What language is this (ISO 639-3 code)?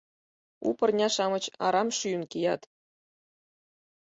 chm